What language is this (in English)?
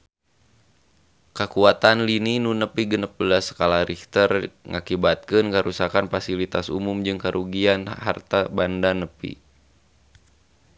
Sundanese